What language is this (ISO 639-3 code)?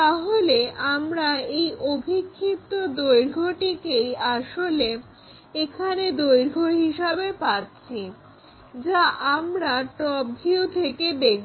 ben